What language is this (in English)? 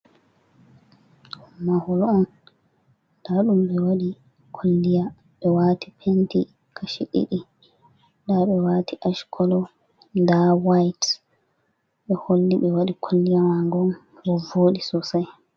Fula